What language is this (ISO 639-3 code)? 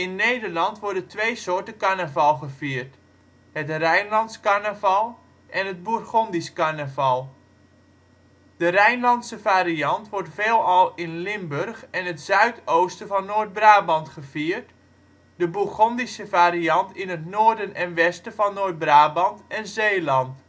nld